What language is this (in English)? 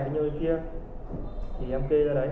Vietnamese